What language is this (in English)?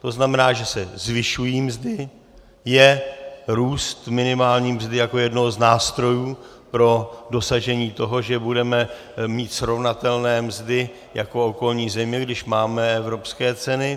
Czech